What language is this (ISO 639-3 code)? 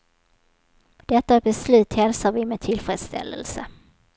swe